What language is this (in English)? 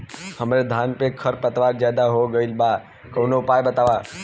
Bhojpuri